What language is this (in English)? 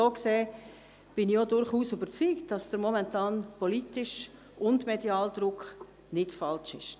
Swiss German